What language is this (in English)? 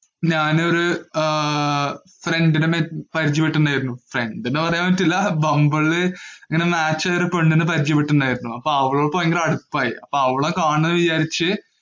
Malayalam